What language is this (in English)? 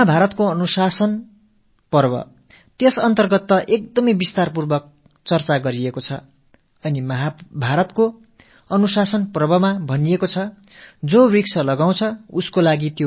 Tamil